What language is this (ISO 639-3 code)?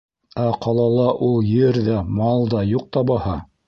bak